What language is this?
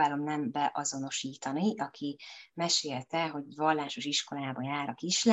Hungarian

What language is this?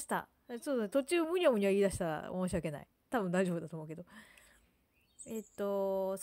Japanese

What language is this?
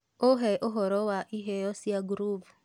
Kikuyu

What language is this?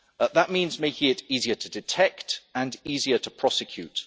English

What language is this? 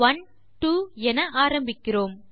Tamil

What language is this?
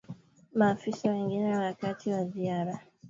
Swahili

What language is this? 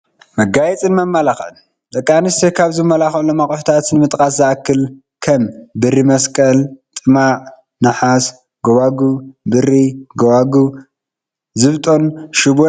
Tigrinya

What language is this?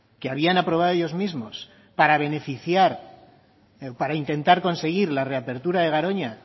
Spanish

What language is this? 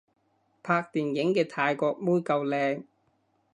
Cantonese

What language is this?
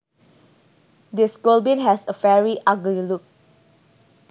Javanese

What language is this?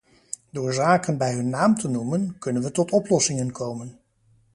Dutch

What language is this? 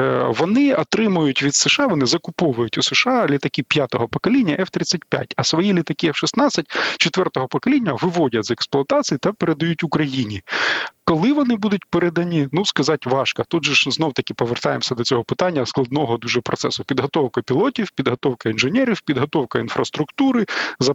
Ukrainian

